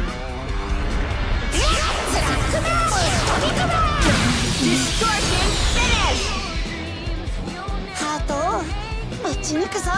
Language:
Japanese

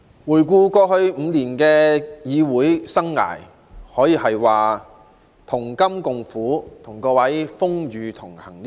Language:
Cantonese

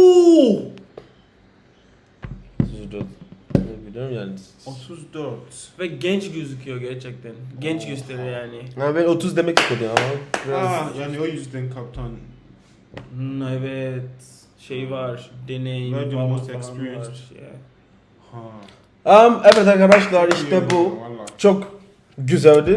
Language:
Turkish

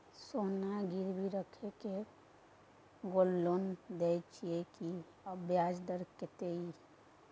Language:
Maithili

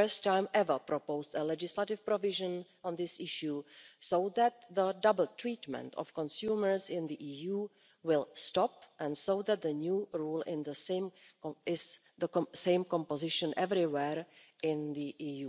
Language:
English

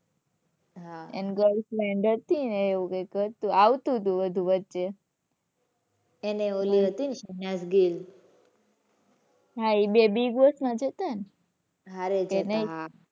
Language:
Gujarati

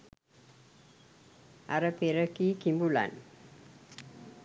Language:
Sinhala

